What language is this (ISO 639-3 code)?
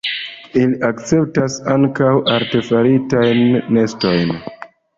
epo